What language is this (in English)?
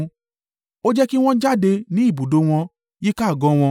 Yoruba